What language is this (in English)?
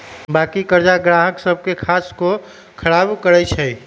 Magahi